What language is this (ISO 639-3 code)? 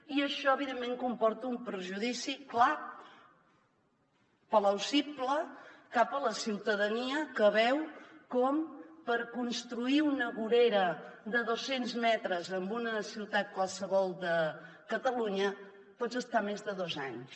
cat